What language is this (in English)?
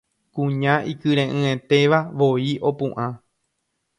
Guarani